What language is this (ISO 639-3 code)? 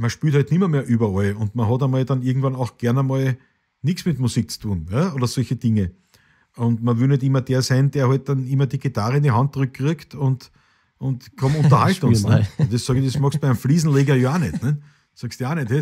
deu